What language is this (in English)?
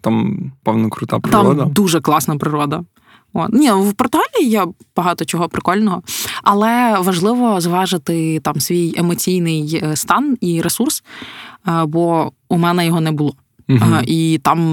Ukrainian